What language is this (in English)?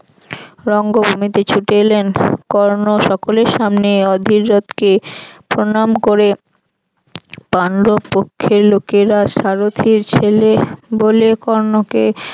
Bangla